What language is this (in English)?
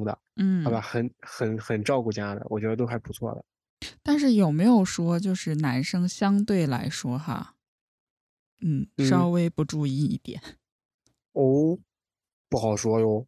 Chinese